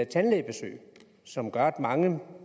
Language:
Danish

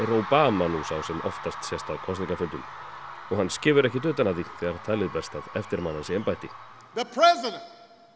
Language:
Icelandic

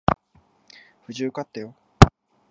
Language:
Japanese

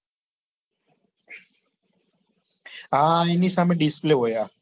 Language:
Gujarati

